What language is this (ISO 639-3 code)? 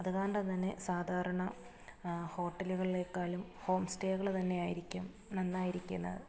mal